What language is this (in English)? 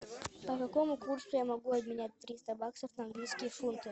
Russian